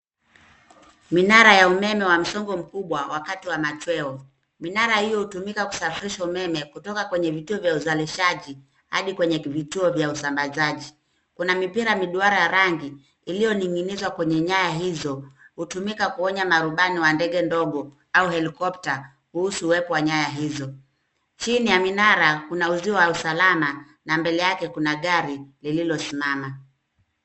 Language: Swahili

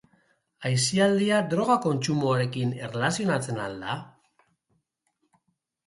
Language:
Basque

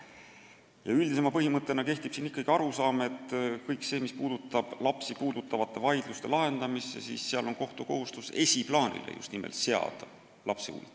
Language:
Estonian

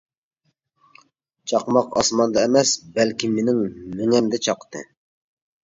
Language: Uyghur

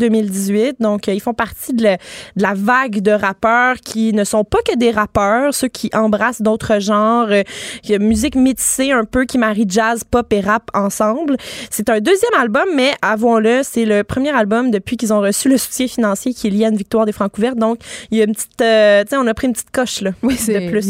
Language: French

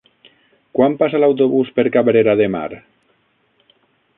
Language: Catalan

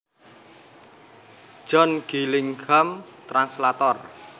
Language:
Javanese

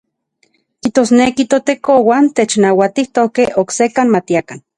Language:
Central Puebla Nahuatl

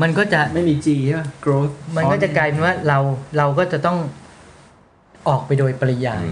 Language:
Thai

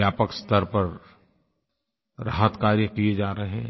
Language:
Hindi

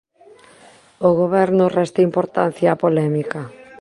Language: Galician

